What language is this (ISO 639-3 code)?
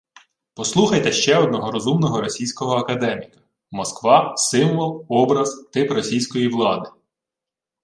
ukr